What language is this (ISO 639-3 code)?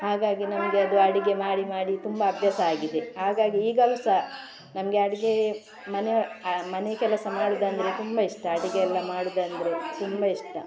kan